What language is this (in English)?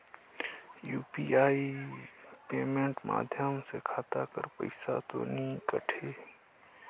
Chhattisgarhi